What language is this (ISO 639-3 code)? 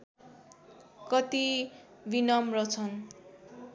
nep